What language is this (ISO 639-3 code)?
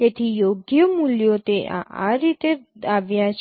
guj